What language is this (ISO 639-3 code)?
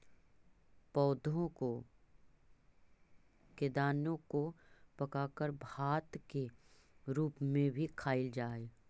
mag